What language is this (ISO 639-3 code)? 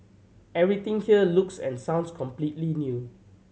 eng